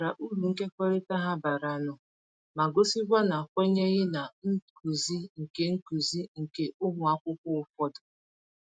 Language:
Igbo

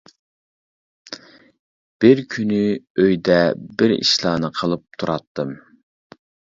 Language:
Uyghur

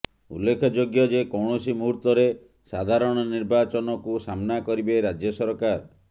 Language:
Odia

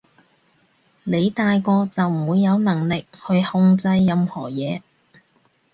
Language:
Cantonese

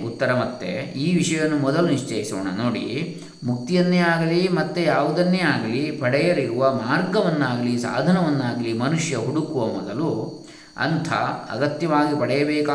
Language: Kannada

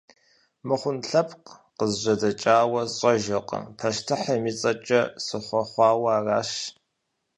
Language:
Kabardian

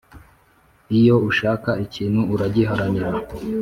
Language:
Kinyarwanda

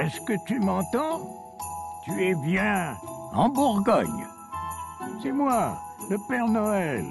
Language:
French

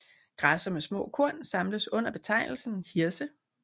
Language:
Danish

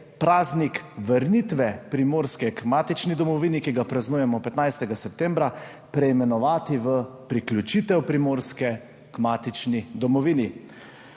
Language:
Slovenian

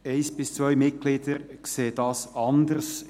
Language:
Swiss German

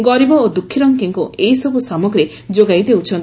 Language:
Odia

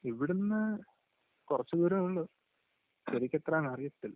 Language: Malayalam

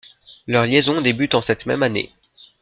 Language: French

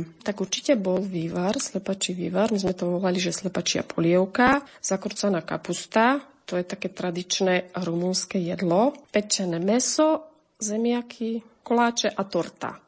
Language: Slovak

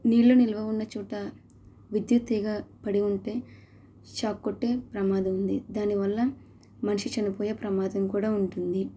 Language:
Telugu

